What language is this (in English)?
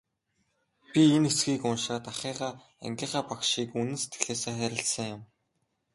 Mongolian